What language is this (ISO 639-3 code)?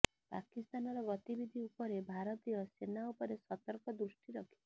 ori